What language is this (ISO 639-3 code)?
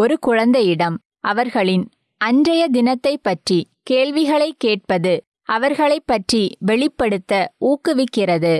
tam